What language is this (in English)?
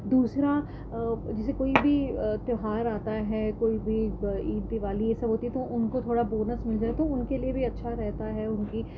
Urdu